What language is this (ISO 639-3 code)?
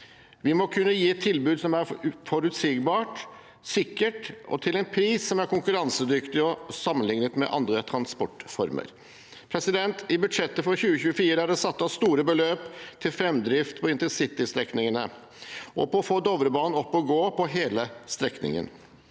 nor